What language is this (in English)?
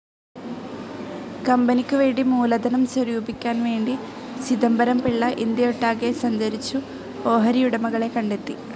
Malayalam